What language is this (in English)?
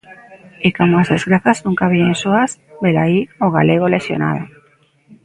Galician